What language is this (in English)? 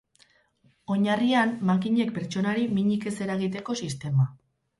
Basque